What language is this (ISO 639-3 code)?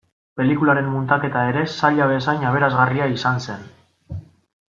eus